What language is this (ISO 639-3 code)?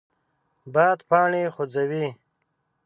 pus